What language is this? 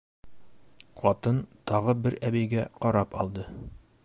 Bashkir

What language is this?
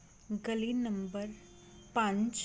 Punjabi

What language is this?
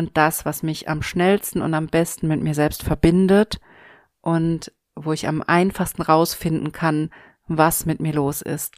German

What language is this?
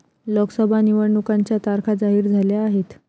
Marathi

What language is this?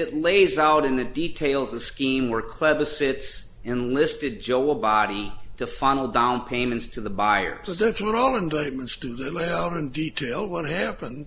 English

